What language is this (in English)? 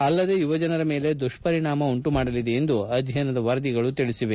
Kannada